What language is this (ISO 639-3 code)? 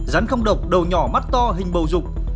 vie